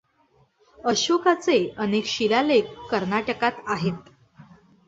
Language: Marathi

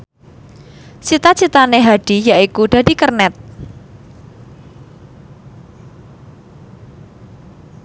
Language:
Javanese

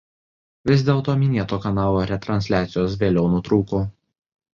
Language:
Lithuanian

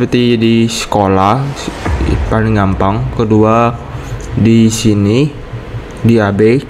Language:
Indonesian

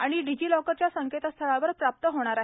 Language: Marathi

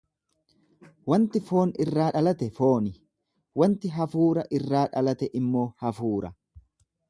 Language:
Oromo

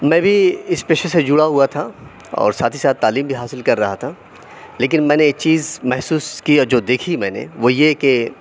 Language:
Urdu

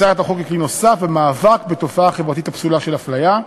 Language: Hebrew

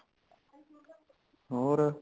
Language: Punjabi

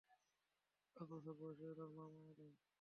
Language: Bangla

